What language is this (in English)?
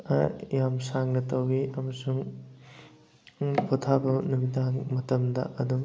Manipuri